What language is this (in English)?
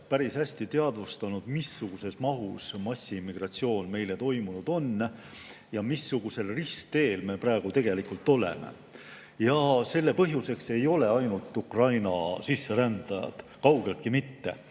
Estonian